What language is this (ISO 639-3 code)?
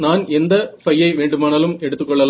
tam